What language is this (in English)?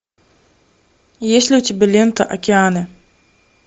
Russian